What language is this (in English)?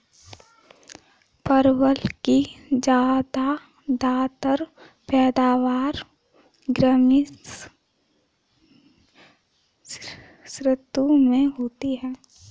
Hindi